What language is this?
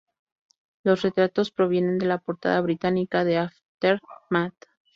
Spanish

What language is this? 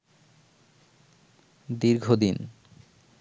Bangla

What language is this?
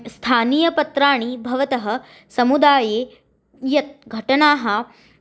Sanskrit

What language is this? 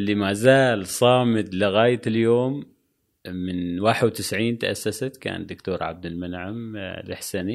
Arabic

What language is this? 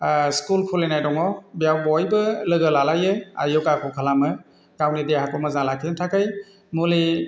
Bodo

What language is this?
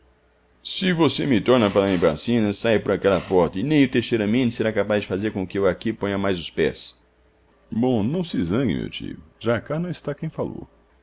Portuguese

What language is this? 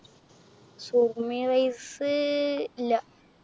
Malayalam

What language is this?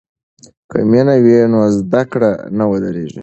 Pashto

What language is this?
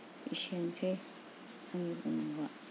Bodo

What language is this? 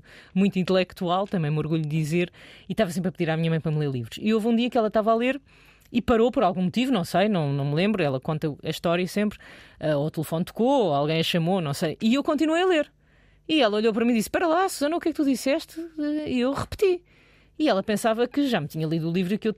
Portuguese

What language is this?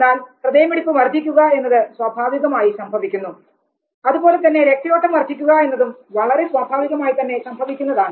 Malayalam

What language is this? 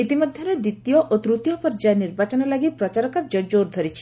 Odia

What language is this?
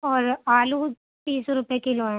Urdu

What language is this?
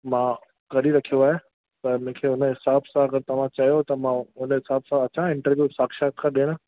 Sindhi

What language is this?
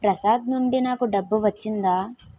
Telugu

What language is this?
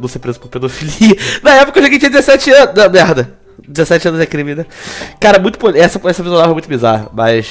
Portuguese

